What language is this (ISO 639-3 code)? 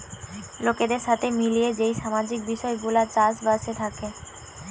ben